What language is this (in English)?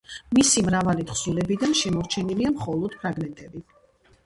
Georgian